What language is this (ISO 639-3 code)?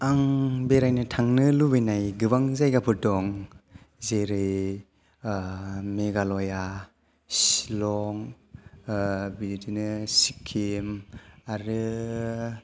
brx